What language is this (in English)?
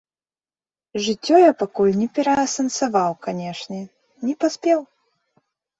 Belarusian